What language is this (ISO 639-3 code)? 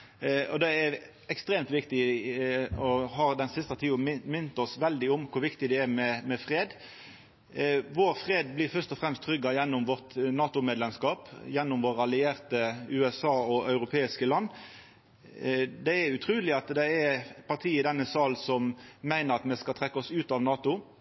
nno